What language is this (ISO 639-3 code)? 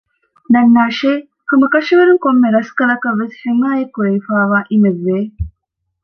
div